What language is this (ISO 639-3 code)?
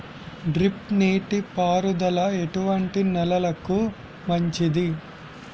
tel